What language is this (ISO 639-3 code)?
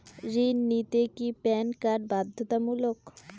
ben